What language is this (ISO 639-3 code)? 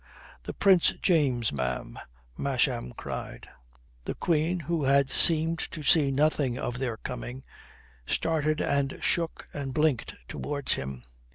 eng